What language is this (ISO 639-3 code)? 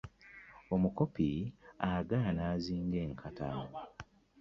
lug